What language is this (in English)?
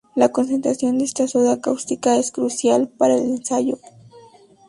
Spanish